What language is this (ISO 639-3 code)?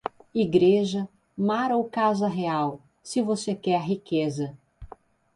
por